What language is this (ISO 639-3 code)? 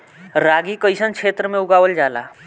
bho